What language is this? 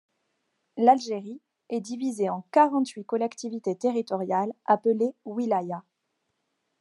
French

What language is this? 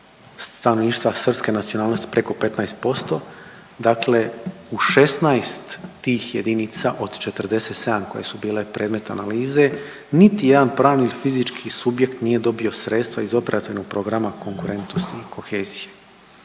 Croatian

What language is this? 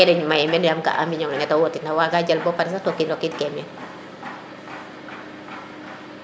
Serer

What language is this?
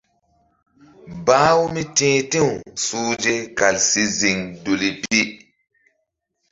Mbum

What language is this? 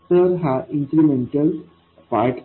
Marathi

